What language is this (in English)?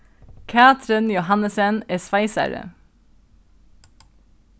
Faroese